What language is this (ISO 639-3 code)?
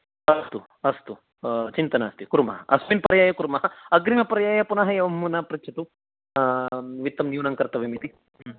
san